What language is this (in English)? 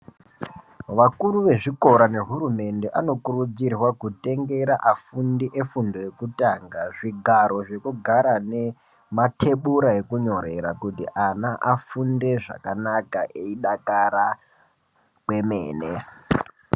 Ndau